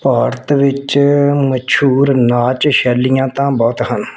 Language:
Punjabi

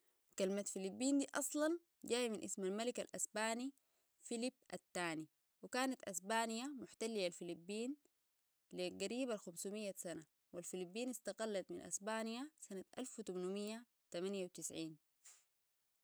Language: Sudanese Arabic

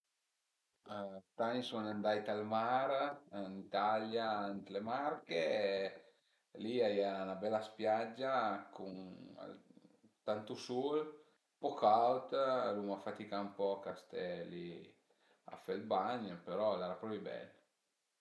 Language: Piedmontese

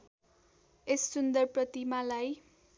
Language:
Nepali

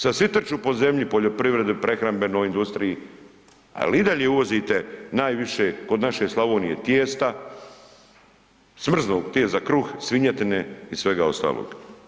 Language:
Croatian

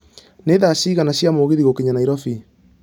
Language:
Kikuyu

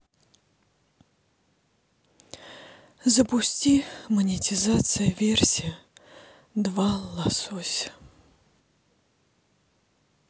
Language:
Russian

